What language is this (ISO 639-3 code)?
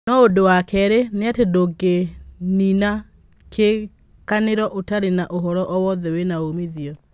kik